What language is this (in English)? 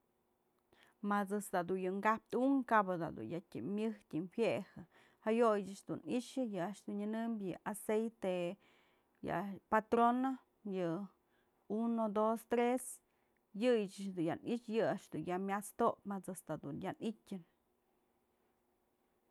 Mazatlán Mixe